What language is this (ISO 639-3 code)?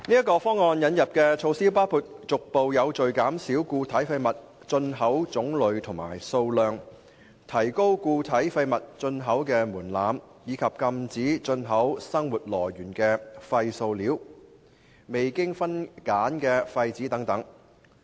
yue